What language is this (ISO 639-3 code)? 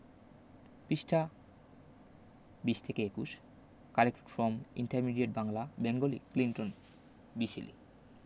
ben